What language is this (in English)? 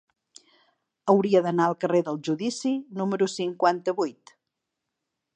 Catalan